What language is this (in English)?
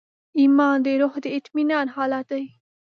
Pashto